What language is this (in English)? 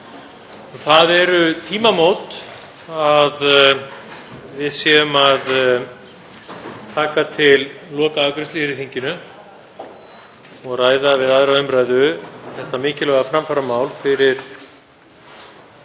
Icelandic